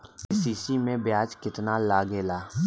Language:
Bhojpuri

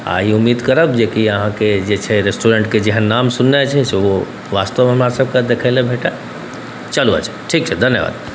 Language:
Maithili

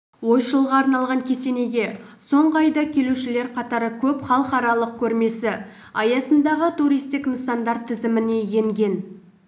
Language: Kazakh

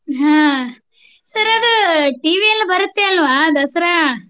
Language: Kannada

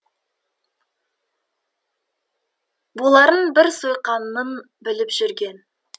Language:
Kazakh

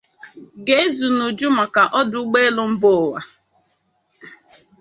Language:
Igbo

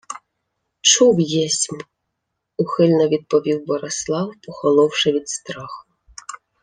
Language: Ukrainian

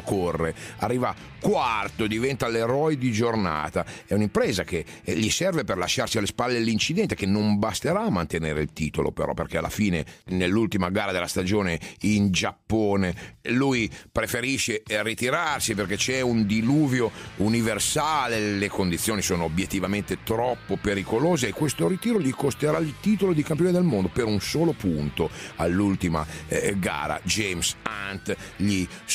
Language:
Italian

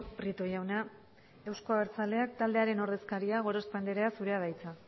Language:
Basque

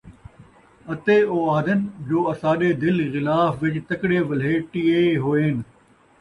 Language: Saraiki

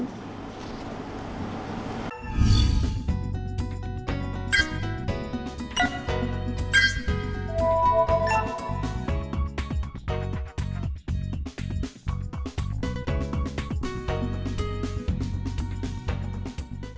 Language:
Vietnamese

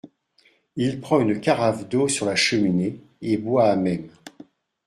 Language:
French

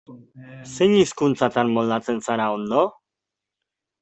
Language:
Basque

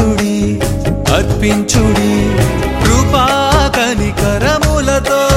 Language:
Telugu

